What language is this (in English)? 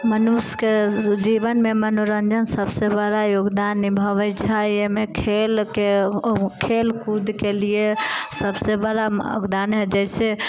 Maithili